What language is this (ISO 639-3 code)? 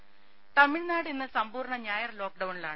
mal